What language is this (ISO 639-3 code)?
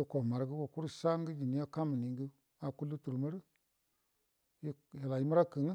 bdm